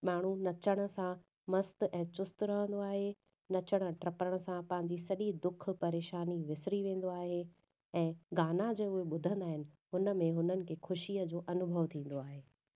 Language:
Sindhi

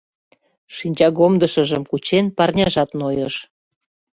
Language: Mari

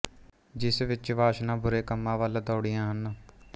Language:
Punjabi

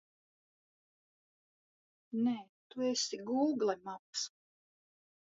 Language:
Latvian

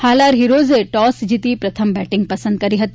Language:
Gujarati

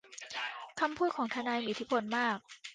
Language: Thai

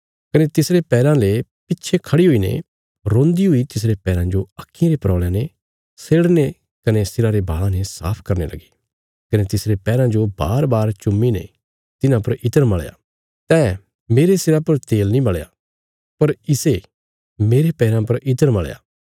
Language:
Bilaspuri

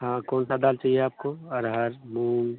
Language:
Hindi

